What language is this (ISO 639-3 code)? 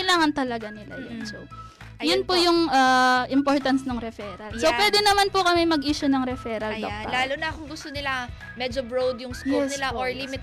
fil